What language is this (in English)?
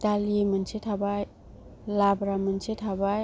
Bodo